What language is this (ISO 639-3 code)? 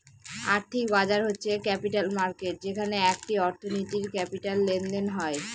ben